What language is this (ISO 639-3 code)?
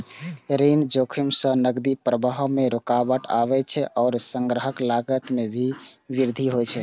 mai